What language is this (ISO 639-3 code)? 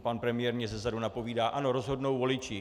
ces